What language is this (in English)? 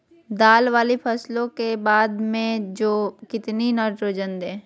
Magahi